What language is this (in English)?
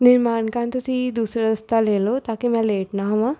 Punjabi